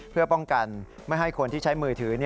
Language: Thai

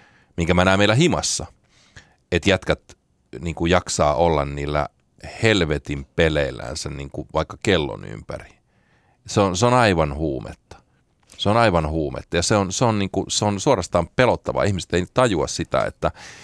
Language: Finnish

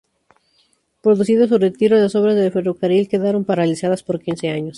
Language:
Spanish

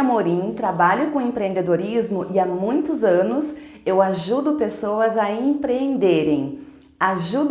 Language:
Portuguese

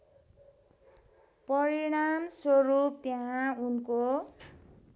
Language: Nepali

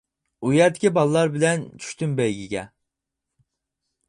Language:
Uyghur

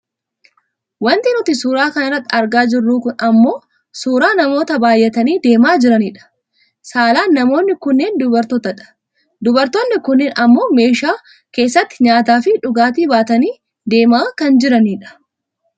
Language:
Oromo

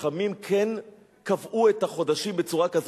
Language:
Hebrew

